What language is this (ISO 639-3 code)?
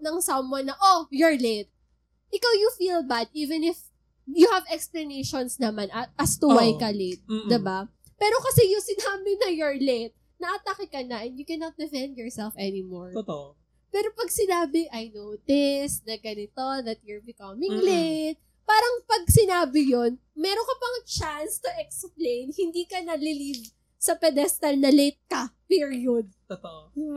fil